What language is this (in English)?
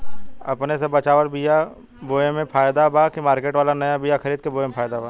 Bhojpuri